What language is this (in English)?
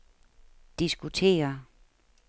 Danish